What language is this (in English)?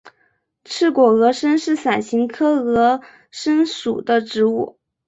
Chinese